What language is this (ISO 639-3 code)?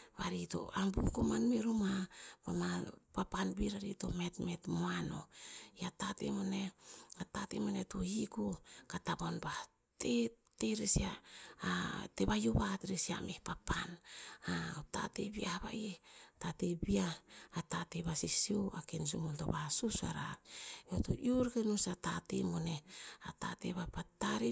tpz